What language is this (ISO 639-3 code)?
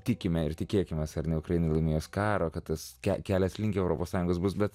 lit